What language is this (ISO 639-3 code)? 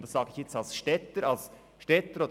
gsw